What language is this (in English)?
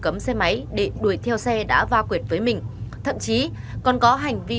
Vietnamese